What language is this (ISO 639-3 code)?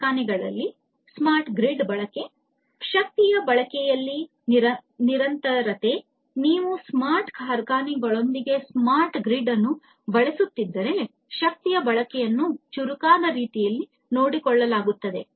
kan